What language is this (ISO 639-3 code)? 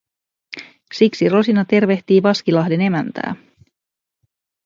fin